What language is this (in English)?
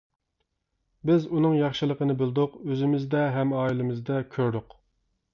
Uyghur